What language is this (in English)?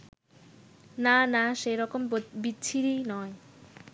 Bangla